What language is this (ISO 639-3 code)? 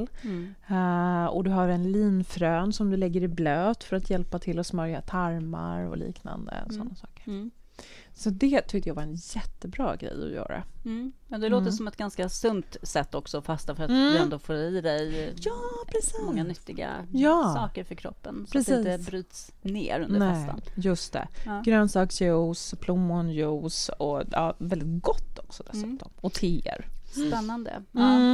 swe